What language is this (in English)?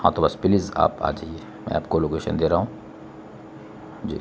Urdu